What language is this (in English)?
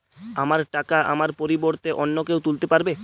Bangla